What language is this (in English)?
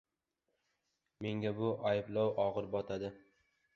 Uzbek